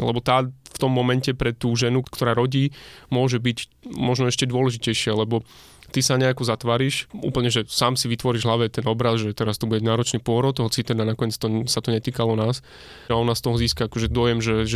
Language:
Slovak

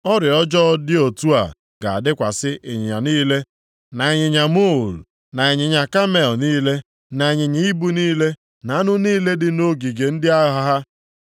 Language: Igbo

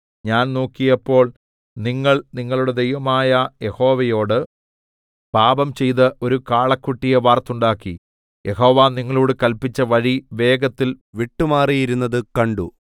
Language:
Malayalam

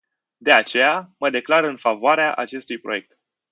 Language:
Romanian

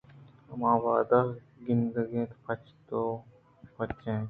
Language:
Eastern Balochi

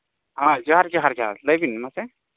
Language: Santali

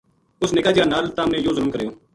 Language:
Gujari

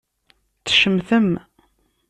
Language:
Kabyle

